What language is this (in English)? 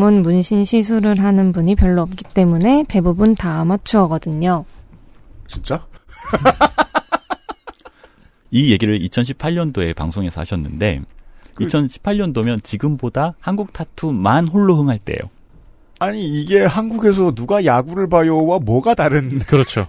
Korean